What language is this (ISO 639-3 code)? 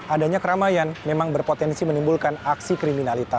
ind